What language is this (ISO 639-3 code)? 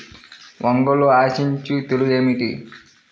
tel